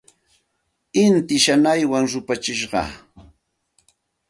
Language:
Santa Ana de Tusi Pasco Quechua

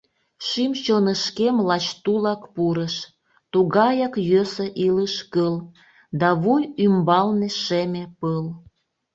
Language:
Mari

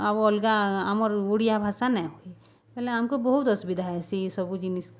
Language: Odia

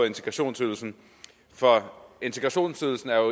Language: Danish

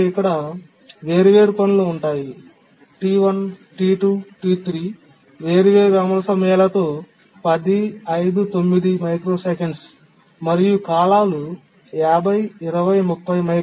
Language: Telugu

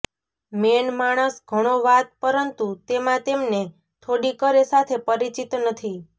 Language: Gujarati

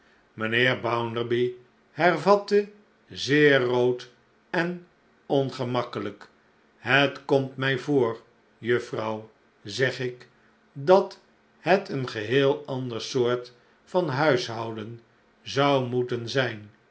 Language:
Dutch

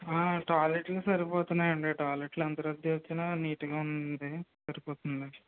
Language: Telugu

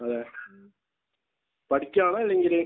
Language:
Malayalam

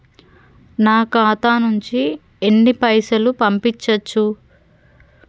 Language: Telugu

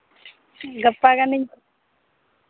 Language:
Santali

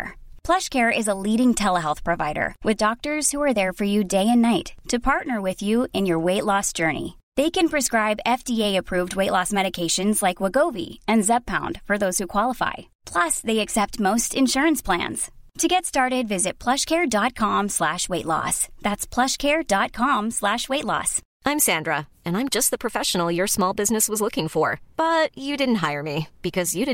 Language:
Swedish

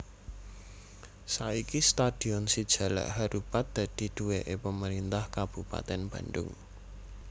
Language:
Javanese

